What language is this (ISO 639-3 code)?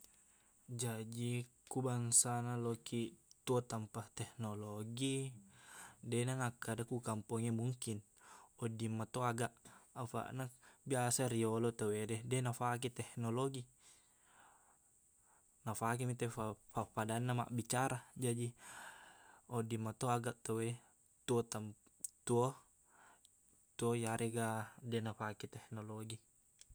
bug